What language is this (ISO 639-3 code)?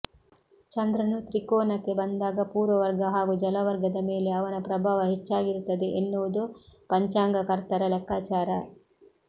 kan